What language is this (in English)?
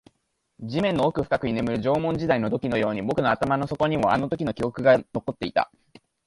Japanese